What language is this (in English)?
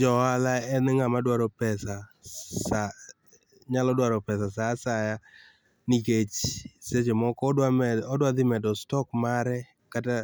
Luo (Kenya and Tanzania)